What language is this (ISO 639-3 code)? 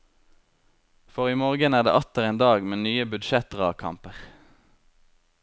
nor